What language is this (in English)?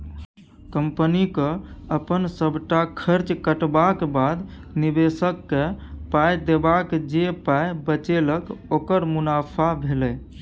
Maithili